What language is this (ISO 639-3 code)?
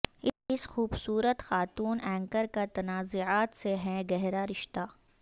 urd